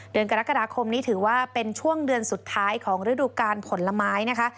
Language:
Thai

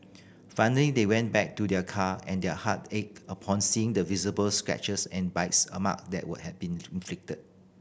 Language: English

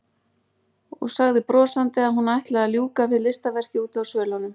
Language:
Icelandic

